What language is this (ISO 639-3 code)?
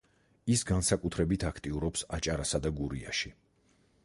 kat